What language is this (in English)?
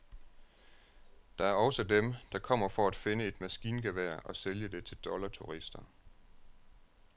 Danish